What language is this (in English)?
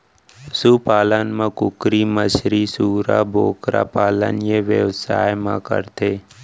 Chhattisgarhi